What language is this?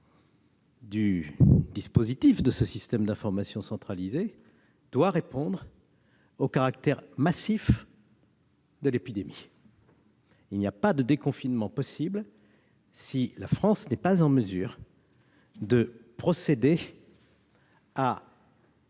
French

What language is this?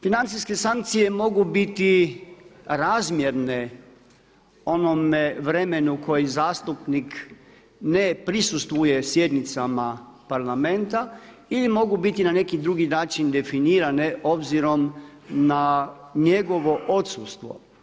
Croatian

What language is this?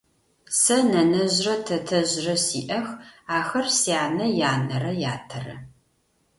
Adyghe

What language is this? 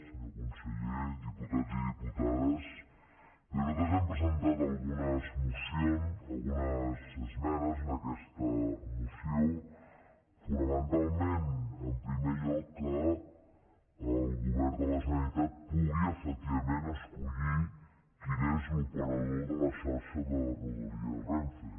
Catalan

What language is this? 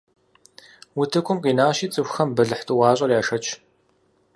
Kabardian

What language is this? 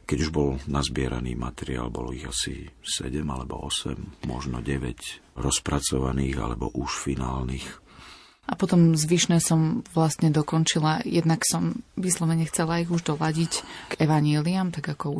Slovak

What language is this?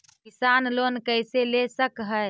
Magahi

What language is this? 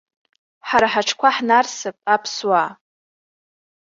Abkhazian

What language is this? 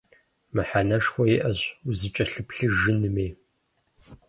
Kabardian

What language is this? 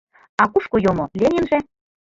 Mari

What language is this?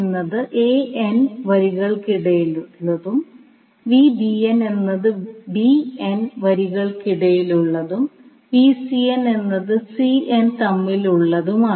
Malayalam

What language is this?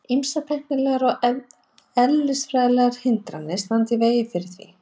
Icelandic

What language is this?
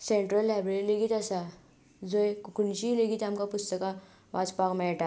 Konkani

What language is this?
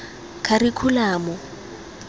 Tswana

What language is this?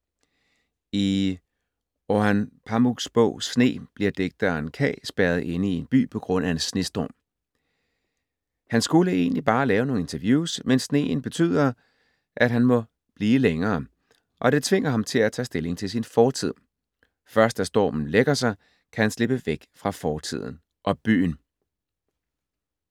Danish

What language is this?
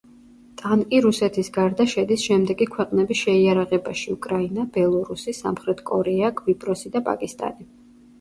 Georgian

